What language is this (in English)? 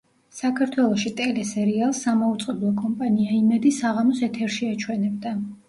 Georgian